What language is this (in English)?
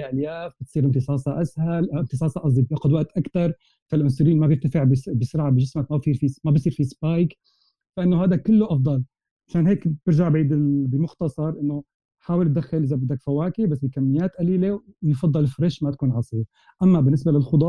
Arabic